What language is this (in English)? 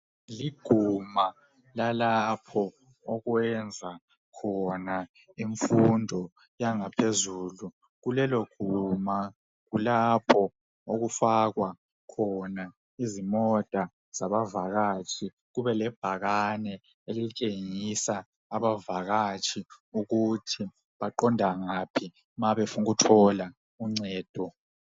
North Ndebele